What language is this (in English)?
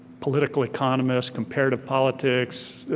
English